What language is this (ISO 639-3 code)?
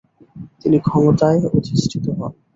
ben